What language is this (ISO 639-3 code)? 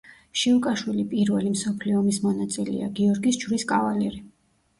kat